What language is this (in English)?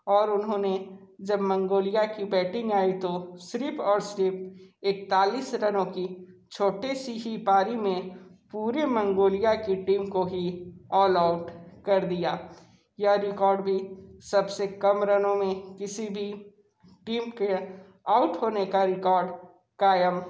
Hindi